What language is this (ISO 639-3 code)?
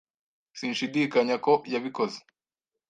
kin